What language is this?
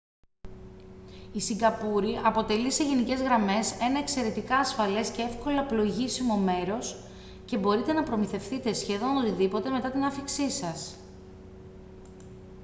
Greek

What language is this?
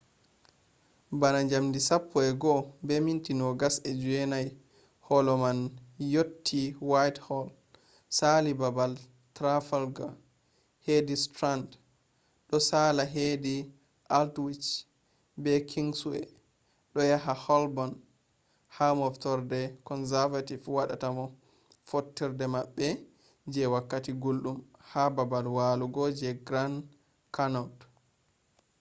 Fula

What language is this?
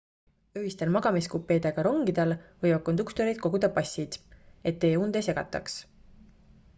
Estonian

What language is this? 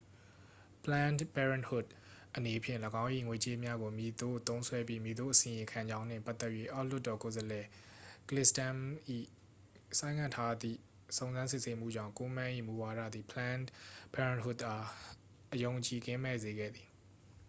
Burmese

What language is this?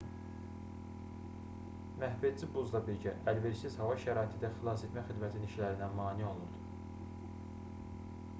Azerbaijani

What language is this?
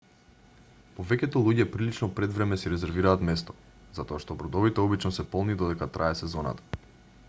Macedonian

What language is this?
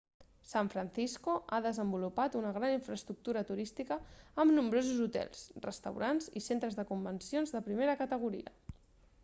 Catalan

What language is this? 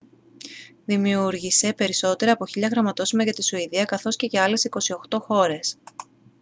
Greek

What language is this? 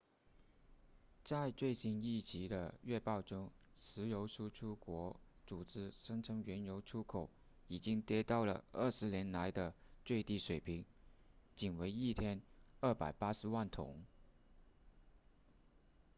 Chinese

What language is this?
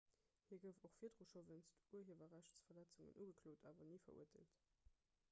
Luxembourgish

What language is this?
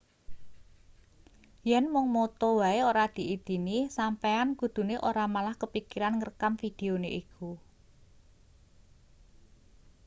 Javanese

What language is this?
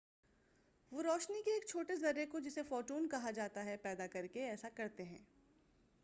Urdu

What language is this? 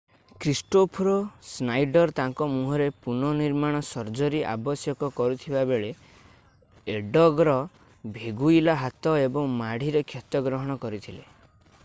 Odia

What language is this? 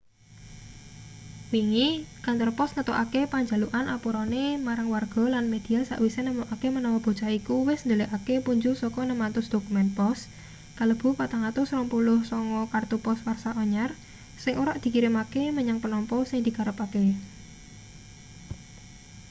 Javanese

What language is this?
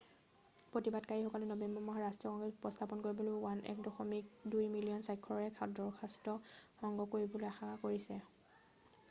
Assamese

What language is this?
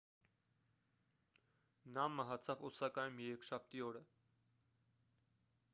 Armenian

